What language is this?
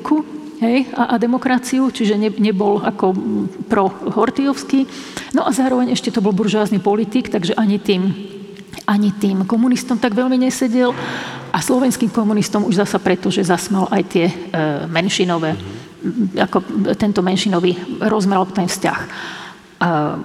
Slovak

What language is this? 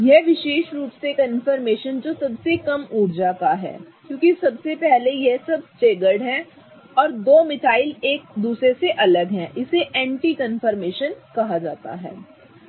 Hindi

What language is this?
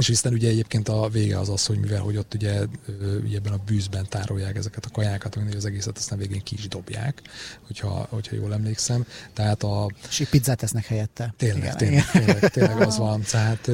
Hungarian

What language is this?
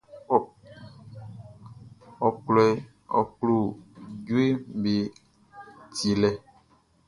Baoulé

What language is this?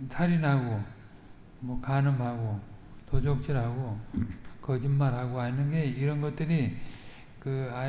Korean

